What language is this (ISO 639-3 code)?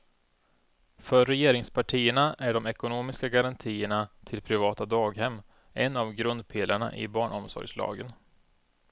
swe